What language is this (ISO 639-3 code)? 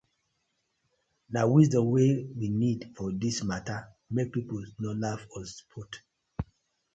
pcm